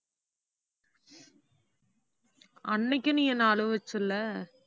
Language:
Tamil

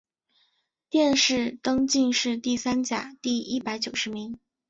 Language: Chinese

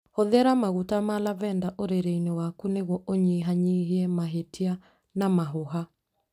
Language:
Kikuyu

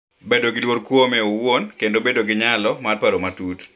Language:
Luo (Kenya and Tanzania)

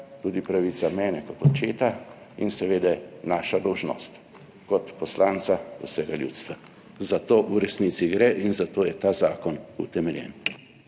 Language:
Slovenian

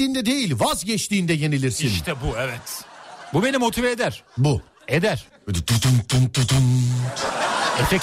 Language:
Turkish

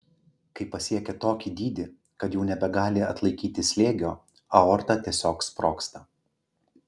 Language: Lithuanian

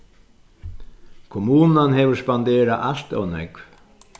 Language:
Faroese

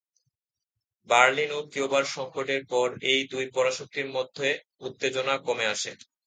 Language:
Bangla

